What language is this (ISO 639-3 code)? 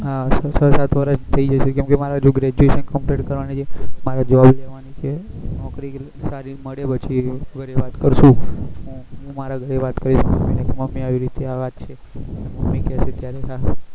guj